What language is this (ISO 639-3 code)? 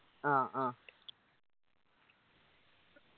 mal